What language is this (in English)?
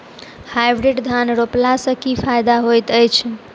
Maithili